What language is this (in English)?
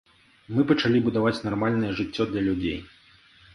Belarusian